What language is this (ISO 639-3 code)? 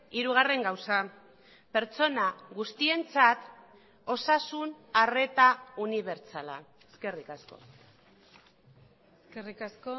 eus